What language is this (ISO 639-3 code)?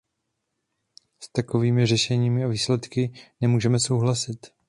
ces